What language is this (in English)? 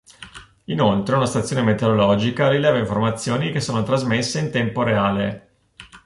Italian